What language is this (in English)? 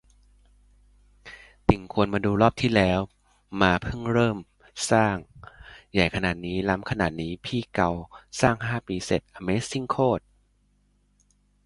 Thai